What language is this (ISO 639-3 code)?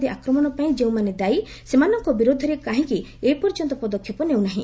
ori